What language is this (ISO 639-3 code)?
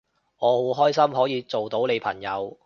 yue